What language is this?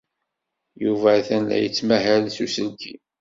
Kabyle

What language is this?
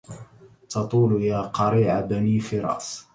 Arabic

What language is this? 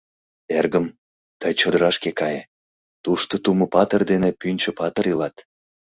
Mari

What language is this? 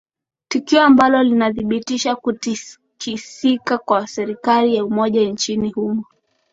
Swahili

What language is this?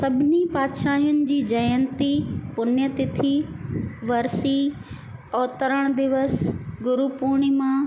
Sindhi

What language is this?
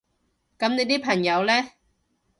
Cantonese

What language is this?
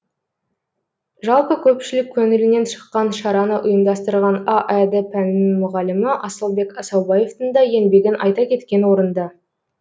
Kazakh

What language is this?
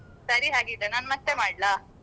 Kannada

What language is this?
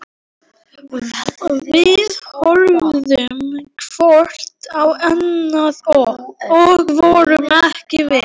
Icelandic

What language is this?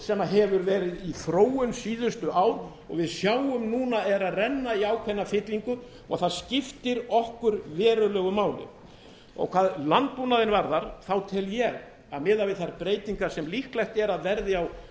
Icelandic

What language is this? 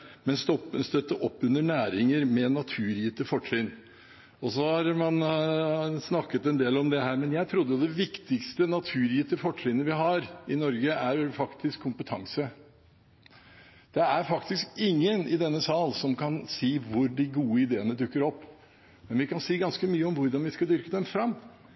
Norwegian Bokmål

